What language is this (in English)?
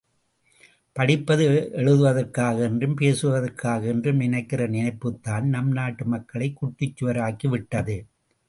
Tamil